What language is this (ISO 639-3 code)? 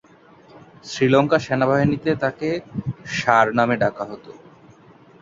ben